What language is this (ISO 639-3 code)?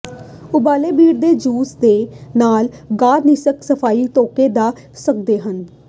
pan